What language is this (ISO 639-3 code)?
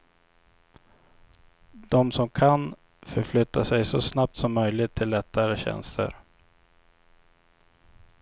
swe